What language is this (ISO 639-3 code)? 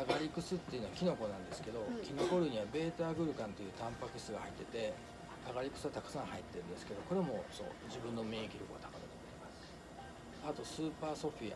jpn